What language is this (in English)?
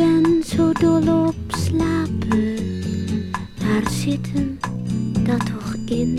Dutch